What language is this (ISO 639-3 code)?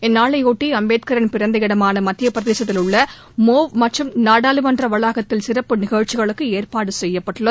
tam